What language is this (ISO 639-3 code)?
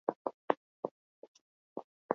eus